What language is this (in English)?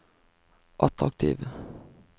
Norwegian